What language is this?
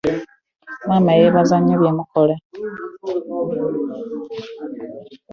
Ganda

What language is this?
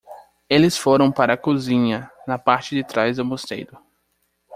Portuguese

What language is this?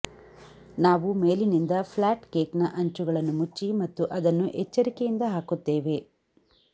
Kannada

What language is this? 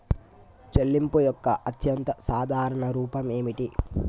Telugu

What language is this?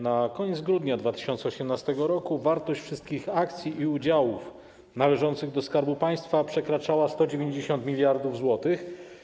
Polish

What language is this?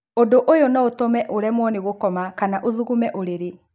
Kikuyu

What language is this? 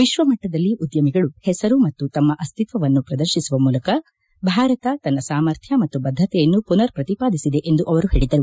Kannada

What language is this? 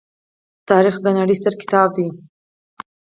Pashto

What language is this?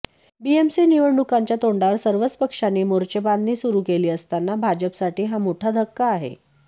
Marathi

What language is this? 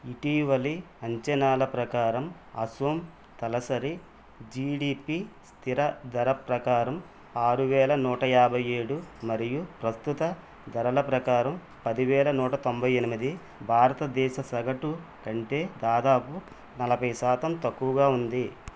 Telugu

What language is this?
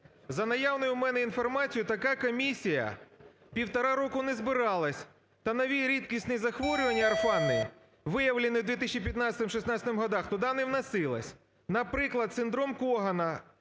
Ukrainian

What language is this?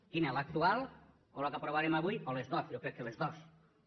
Catalan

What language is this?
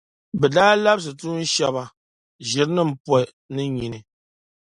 Dagbani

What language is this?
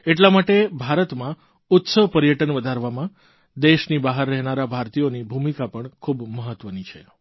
Gujarati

